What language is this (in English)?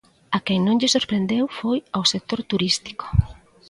Galician